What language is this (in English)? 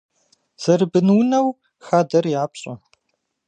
Kabardian